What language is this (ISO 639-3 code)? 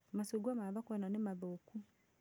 kik